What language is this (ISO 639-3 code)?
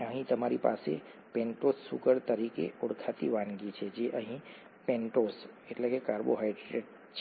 guj